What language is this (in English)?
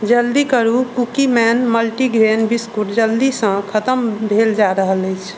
Maithili